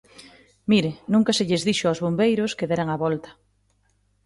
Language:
Galician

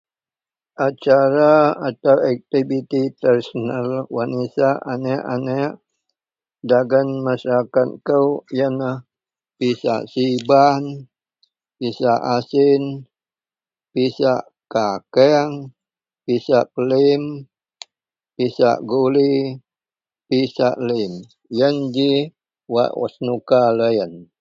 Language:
Central Melanau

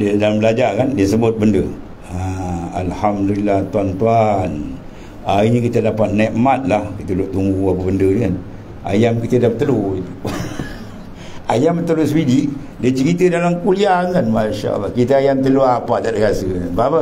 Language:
Malay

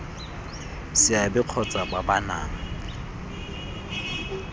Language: Tswana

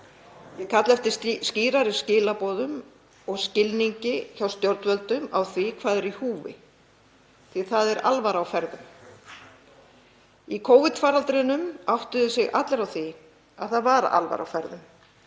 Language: Icelandic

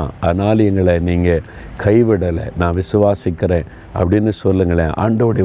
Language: Tamil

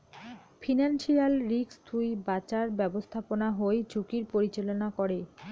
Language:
Bangla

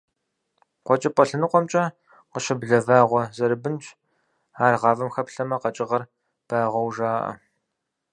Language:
Kabardian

